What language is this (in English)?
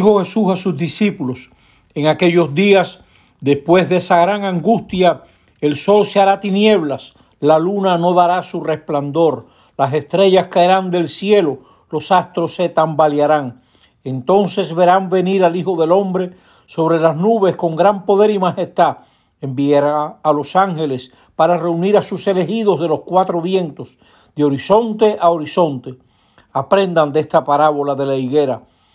Spanish